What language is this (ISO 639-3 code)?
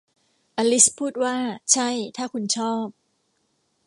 tha